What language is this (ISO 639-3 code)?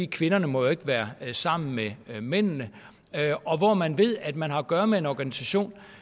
dan